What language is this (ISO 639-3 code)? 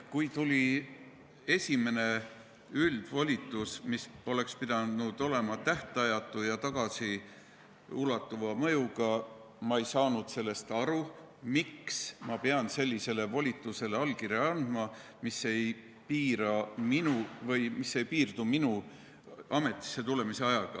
est